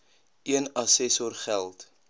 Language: Afrikaans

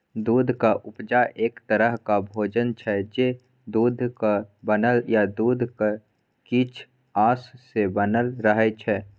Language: Maithili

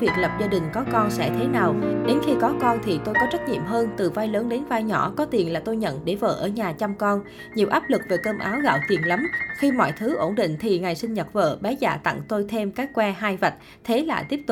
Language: Vietnamese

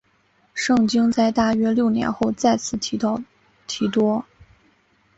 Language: Chinese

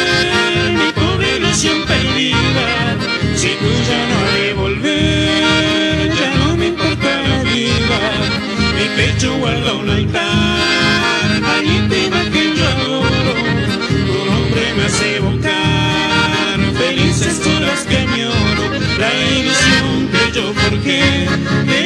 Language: Spanish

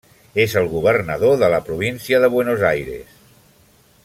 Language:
Catalan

